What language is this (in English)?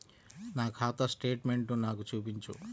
Telugu